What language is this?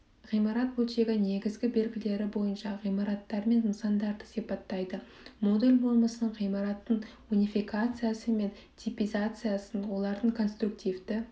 Kazakh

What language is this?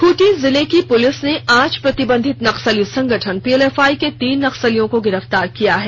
Hindi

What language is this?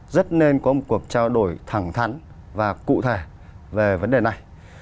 Vietnamese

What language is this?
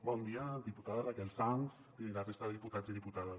Catalan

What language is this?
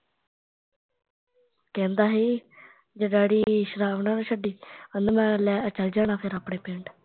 Punjabi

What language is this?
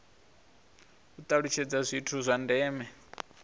Venda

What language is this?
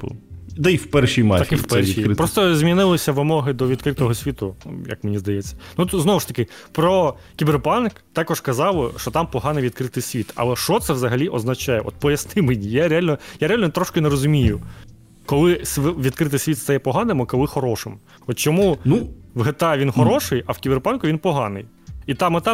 Ukrainian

